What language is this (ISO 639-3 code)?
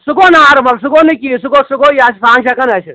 kas